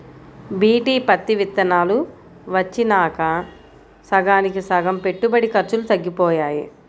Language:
Telugu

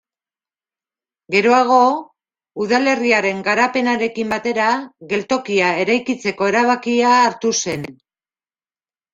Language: Basque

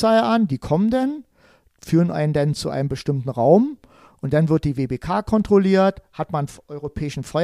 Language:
German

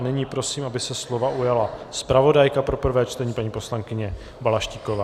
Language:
Czech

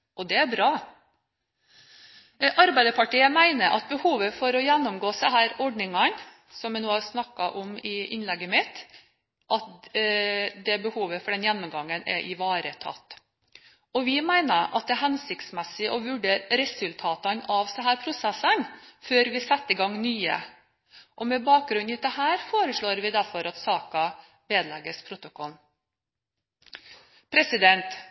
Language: Norwegian Bokmål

